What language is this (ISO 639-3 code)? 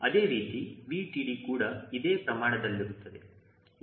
kan